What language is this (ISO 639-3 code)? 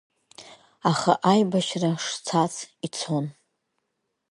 abk